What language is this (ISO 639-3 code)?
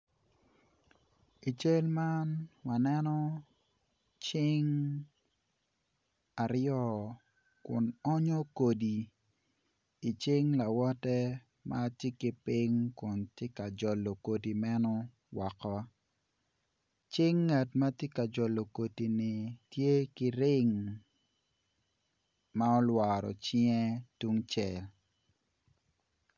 ach